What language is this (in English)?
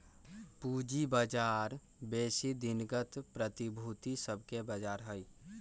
Magahi